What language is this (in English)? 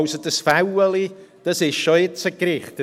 Swiss German